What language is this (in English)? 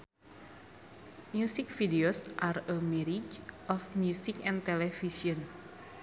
Sundanese